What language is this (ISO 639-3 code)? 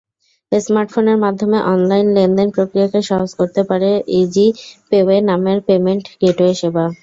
ben